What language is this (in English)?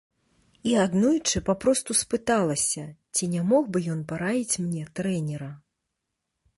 Belarusian